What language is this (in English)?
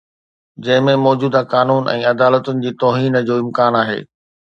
Sindhi